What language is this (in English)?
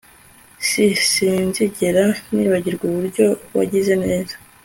Kinyarwanda